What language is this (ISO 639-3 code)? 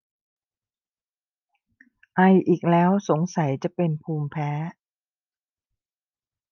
tha